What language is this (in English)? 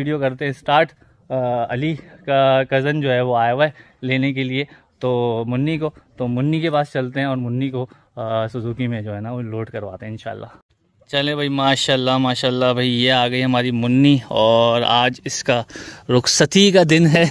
Hindi